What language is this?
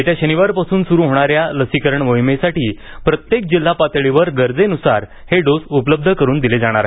Marathi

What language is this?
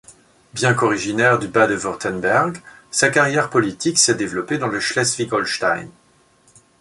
French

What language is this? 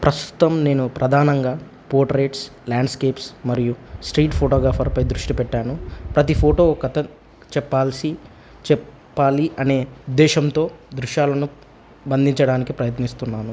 Telugu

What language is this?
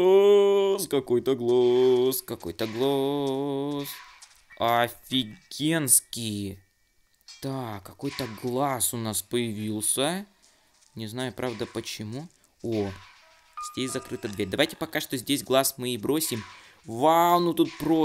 Russian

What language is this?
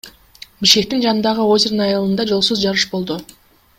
Kyrgyz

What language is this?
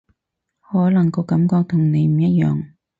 Cantonese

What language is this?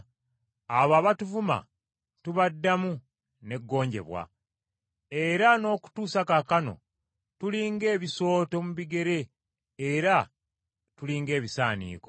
Ganda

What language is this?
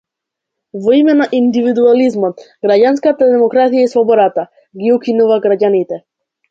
Macedonian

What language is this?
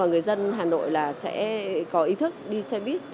Vietnamese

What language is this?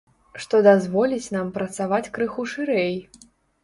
Belarusian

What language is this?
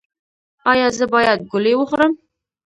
Pashto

